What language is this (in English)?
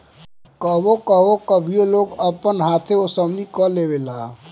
Bhojpuri